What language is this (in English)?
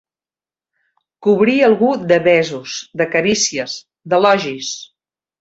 Catalan